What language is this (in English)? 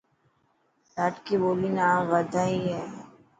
Dhatki